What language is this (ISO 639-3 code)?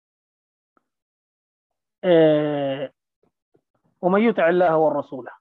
ara